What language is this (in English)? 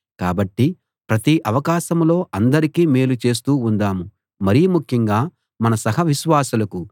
Telugu